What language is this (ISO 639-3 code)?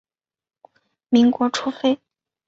zho